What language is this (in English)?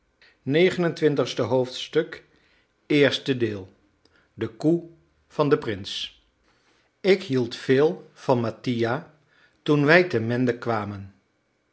Dutch